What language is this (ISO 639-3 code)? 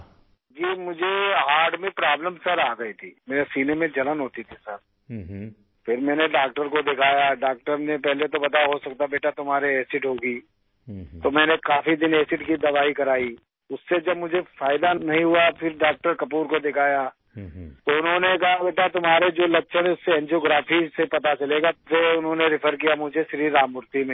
urd